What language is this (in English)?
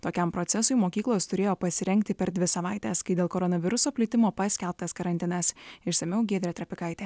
Lithuanian